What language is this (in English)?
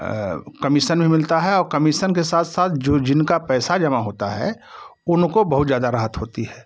Hindi